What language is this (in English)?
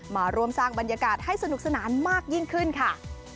Thai